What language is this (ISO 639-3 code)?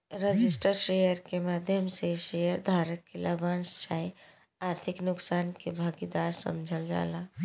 bho